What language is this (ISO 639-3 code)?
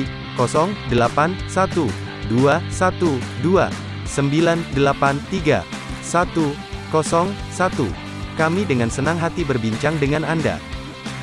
ind